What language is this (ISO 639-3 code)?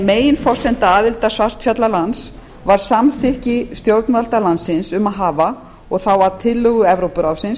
isl